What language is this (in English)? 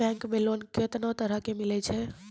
Maithili